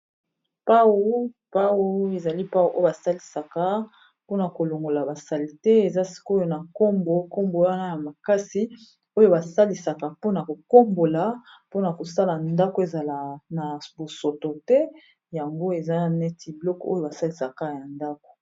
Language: Lingala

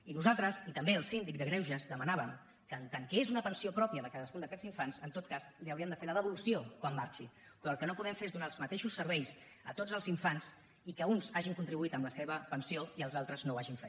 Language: Catalan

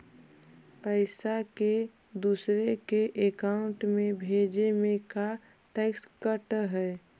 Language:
Magahi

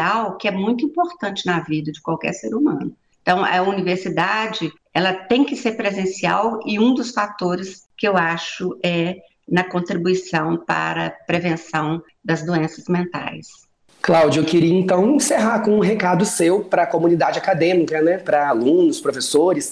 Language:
Portuguese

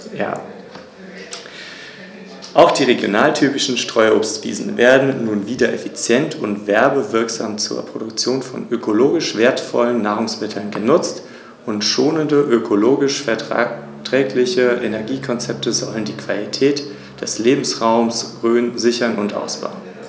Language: German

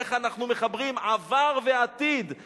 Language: Hebrew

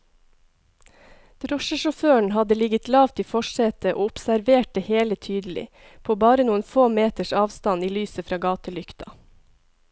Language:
Norwegian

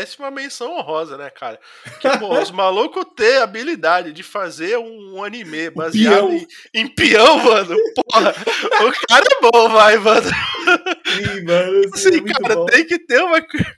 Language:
Portuguese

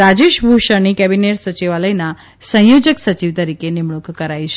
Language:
Gujarati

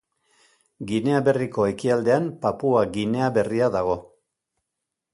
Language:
Basque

